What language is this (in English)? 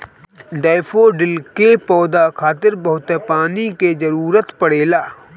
Bhojpuri